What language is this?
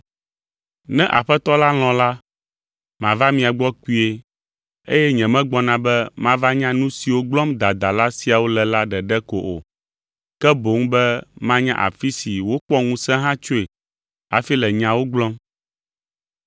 Ewe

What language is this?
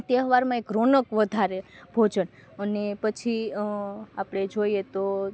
Gujarati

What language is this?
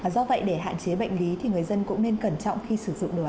Vietnamese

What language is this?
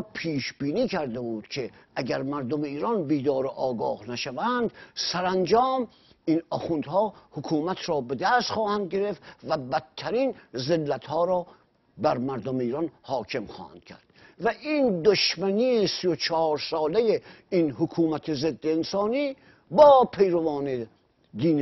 Persian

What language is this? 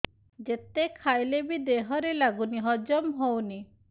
Odia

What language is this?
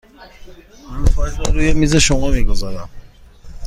Persian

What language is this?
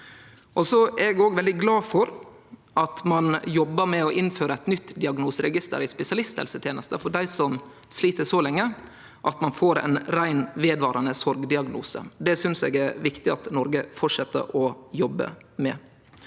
Norwegian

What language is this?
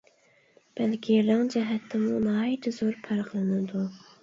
Uyghur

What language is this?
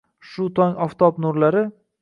Uzbek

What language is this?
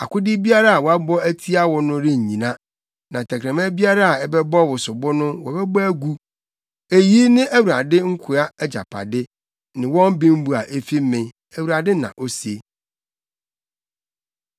Akan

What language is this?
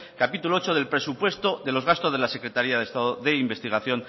Spanish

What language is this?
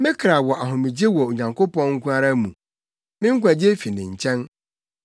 Akan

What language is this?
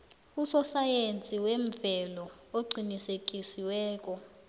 South Ndebele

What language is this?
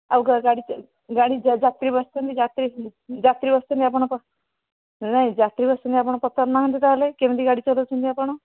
Odia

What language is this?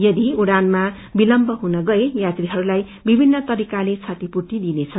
Nepali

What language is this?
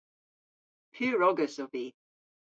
Cornish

